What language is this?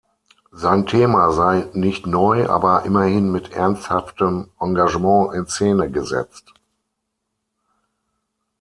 German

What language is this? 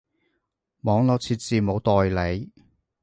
Cantonese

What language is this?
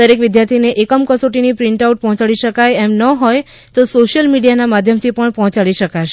Gujarati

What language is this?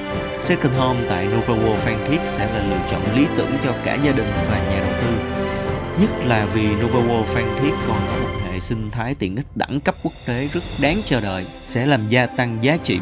Vietnamese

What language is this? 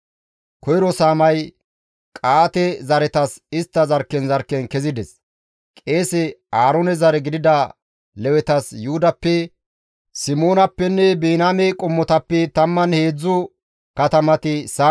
Gamo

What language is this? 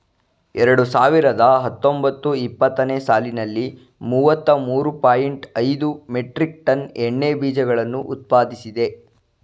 Kannada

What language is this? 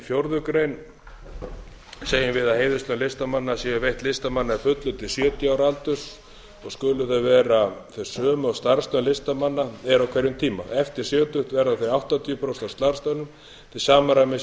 Icelandic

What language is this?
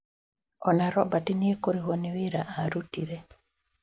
Kikuyu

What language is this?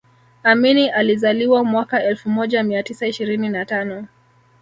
Swahili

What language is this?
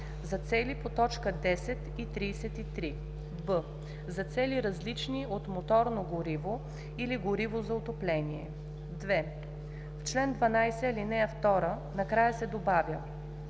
Bulgarian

